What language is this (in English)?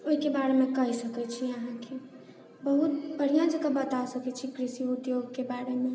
Maithili